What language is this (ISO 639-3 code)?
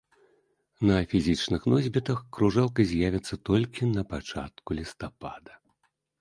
bel